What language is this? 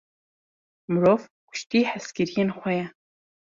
Kurdish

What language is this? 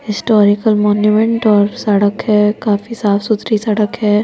Hindi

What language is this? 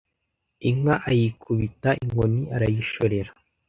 Kinyarwanda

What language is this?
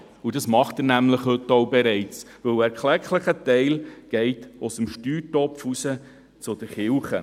Swiss German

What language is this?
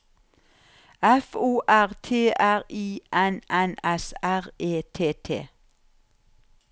Norwegian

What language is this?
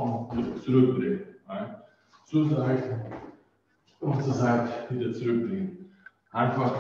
German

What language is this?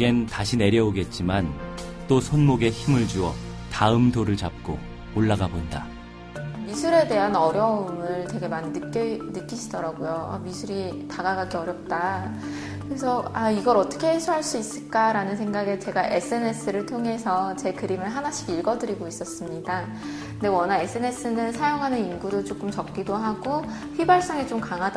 Korean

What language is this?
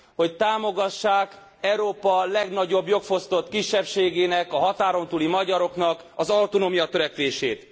Hungarian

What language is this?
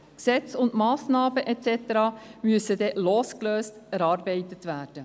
Swiss German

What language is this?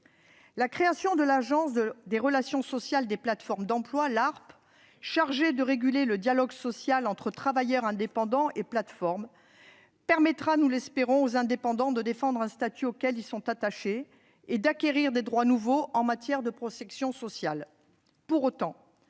French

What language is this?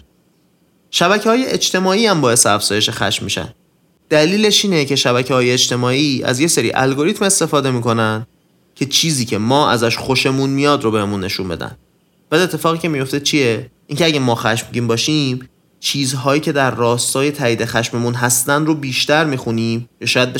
Persian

